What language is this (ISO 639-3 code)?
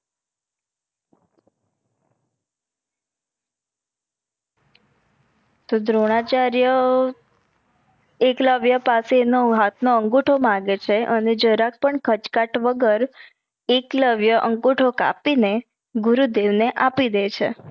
guj